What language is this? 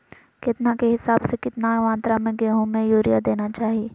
Magahi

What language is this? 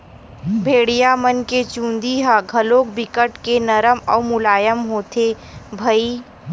Chhattisgarhi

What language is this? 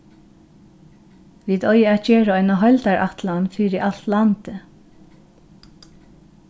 Faroese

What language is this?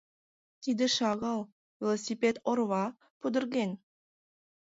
Mari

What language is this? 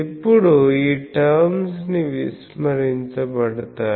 Telugu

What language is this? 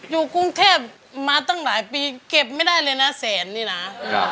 Thai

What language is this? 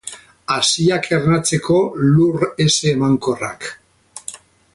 Basque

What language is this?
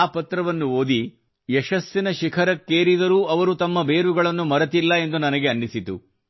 Kannada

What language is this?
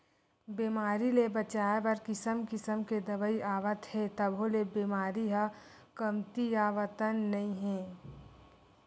Chhattisgarhi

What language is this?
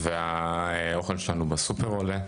Hebrew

